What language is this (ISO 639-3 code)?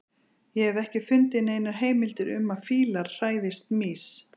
isl